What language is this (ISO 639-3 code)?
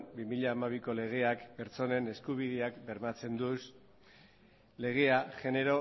eus